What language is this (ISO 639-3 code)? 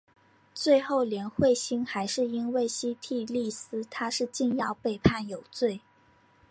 zho